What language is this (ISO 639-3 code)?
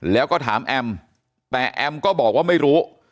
tha